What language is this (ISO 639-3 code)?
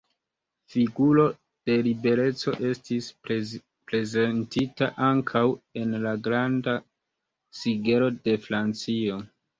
epo